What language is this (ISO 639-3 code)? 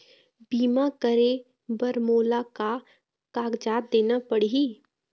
hne